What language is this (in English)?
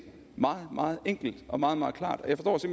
Danish